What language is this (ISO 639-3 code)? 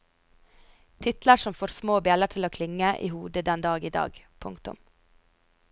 nor